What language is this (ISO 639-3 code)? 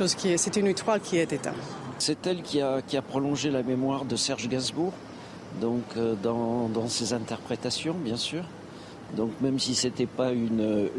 fra